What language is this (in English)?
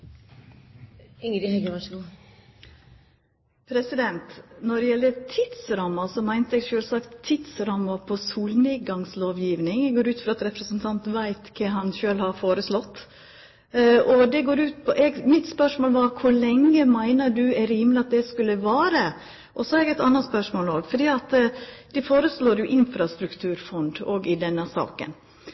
Norwegian